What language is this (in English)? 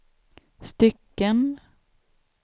Swedish